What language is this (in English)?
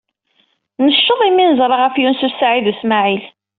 Kabyle